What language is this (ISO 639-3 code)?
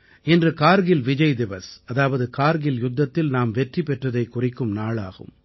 tam